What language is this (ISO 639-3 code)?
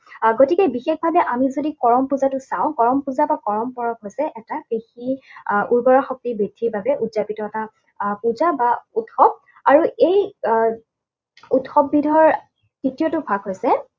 asm